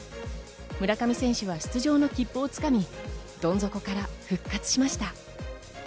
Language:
Japanese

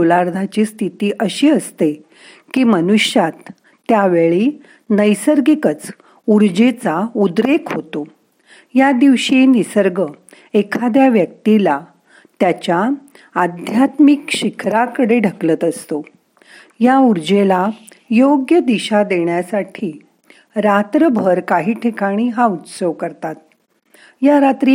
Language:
Marathi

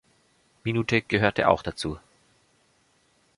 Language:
German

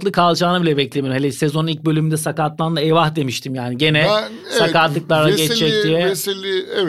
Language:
Turkish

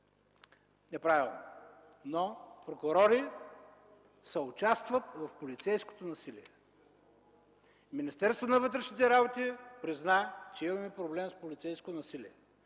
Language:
Bulgarian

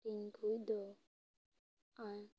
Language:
Santali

